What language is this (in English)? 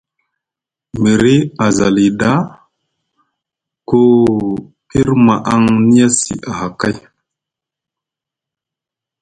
Musgu